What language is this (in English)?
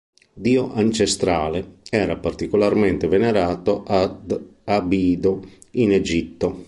Italian